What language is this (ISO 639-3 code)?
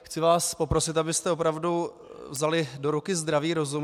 ces